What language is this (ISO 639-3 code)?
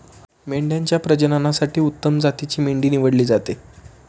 mar